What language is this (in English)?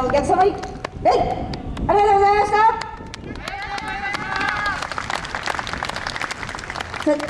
Japanese